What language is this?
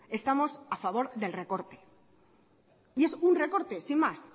Spanish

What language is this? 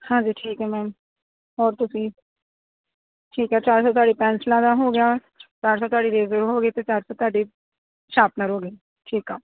Punjabi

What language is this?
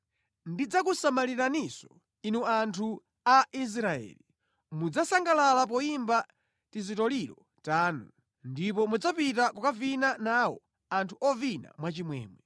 Nyanja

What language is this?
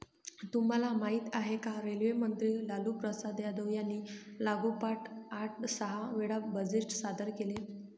Marathi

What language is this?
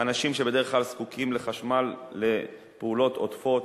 Hebrew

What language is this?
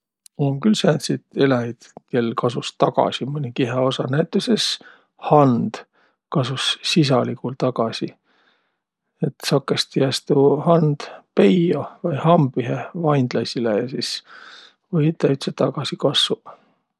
Võro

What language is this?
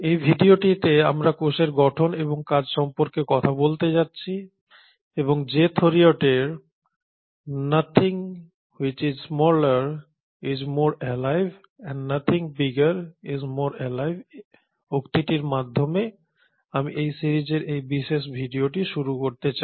Bangla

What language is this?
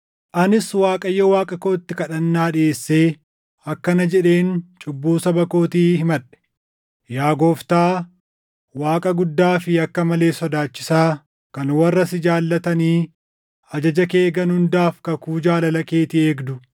Oromo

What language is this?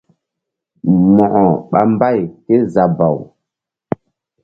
Mbum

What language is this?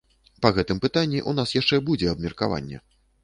Belarusian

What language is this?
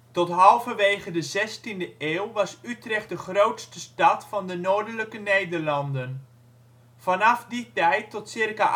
Dutch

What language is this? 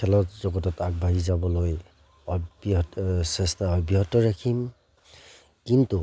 Assamese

